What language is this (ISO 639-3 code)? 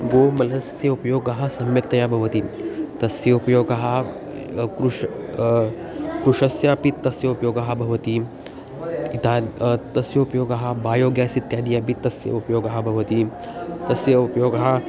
san